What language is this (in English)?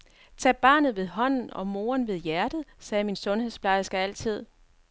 Danish